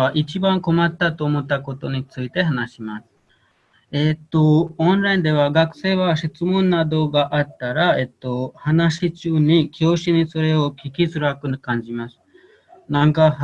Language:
Japanese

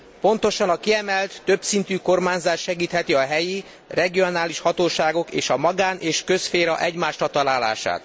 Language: Hungarian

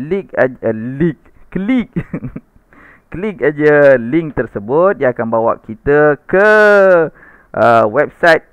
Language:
Malay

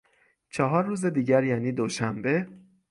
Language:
Persian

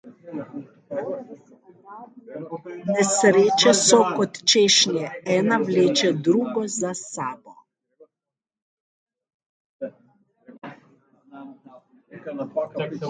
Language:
Slovenian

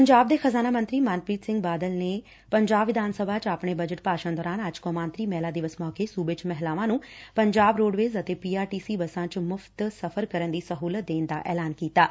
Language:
Punjabi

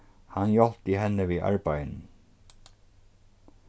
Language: Faroese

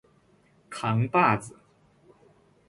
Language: Chinese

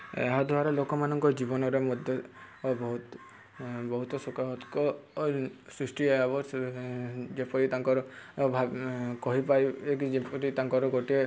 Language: Odia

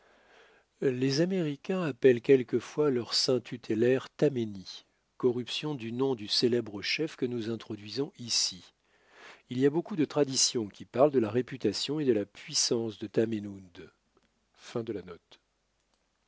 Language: French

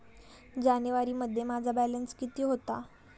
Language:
Marathi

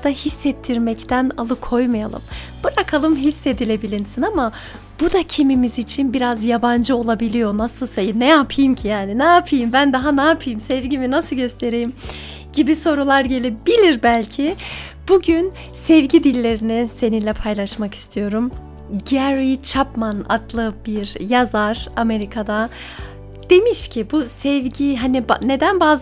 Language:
Turkish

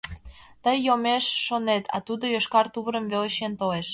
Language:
Mari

